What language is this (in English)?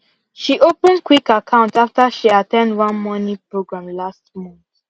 Nigerian Pidgin